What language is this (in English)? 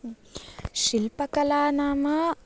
Sanskrit